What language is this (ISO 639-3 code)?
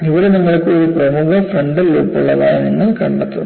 mal